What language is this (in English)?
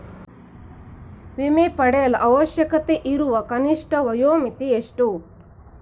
Kannada